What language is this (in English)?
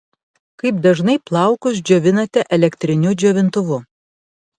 Lithuanian